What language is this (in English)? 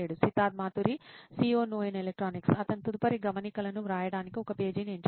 Telugu